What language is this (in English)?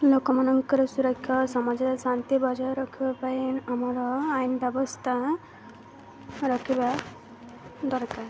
Odia